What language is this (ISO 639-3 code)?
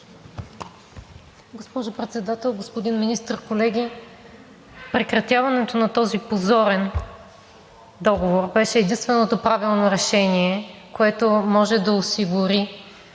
bul